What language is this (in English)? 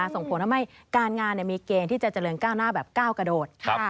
Thai